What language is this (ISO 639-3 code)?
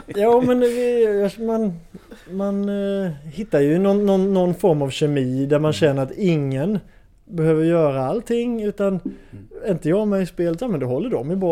swe